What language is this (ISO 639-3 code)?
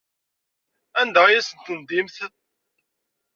kab